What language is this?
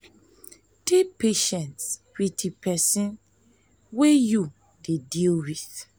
Nigerian Pidgin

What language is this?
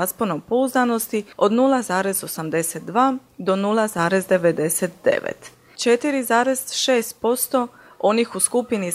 Croatian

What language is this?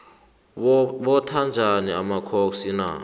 South Ndebele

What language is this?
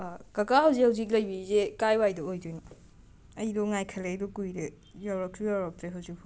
Manipuri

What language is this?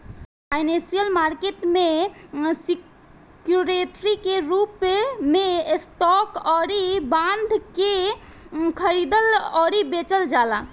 Bhojpuri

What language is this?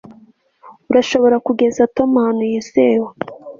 Kinyarwanda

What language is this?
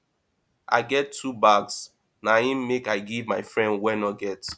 Nigerian Pidgin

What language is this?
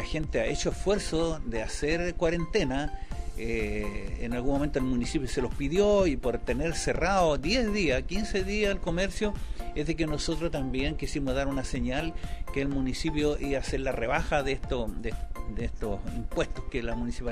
Spanish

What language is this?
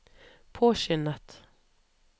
Norwegian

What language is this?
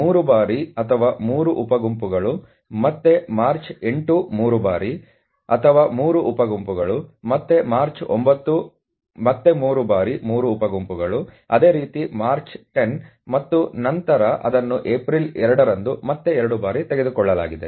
Kannada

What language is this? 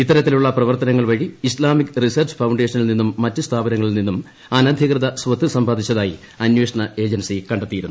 Malayalam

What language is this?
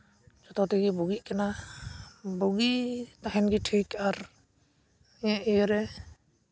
Santali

